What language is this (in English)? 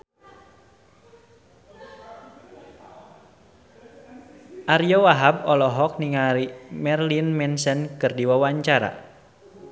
Sundanese